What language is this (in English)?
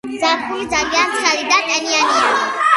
Georgian